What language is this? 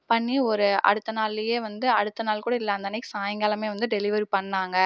Tamil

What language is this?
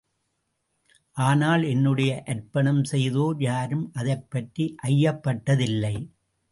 Tamil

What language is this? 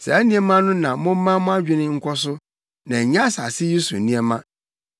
Akan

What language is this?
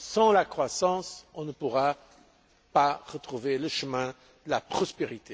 French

